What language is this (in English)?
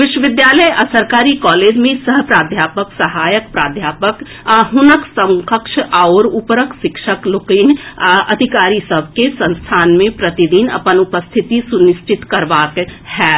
Maithili